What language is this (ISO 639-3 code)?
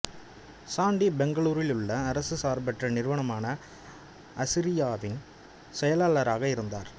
tam